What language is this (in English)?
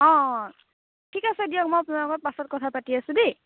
Assamese